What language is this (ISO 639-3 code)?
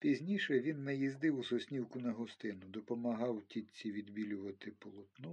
ukr